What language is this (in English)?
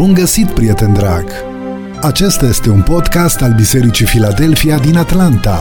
Romanian